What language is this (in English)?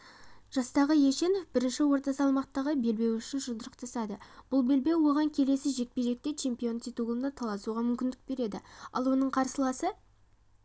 Kazakh